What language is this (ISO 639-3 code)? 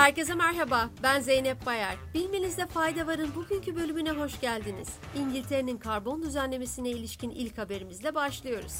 tur